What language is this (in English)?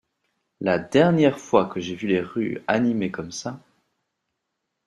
French